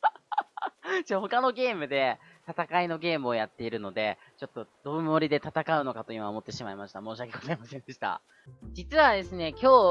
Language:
Japanese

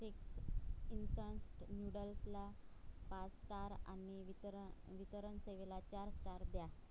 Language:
Marathi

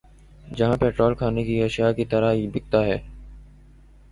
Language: Urdu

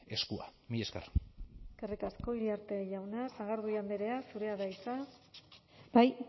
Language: Basque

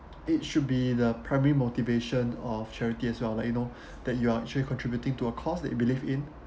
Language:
English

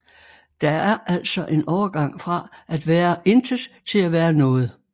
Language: Danish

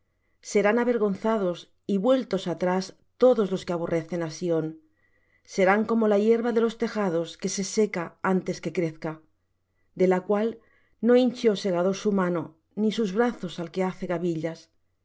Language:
Spanish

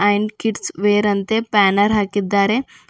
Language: Kannada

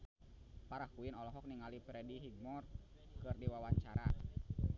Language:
Sundanese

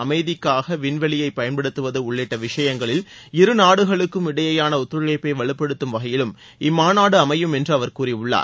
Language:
Tamil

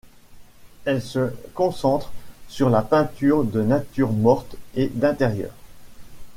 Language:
French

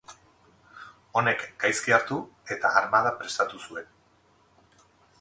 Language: Basque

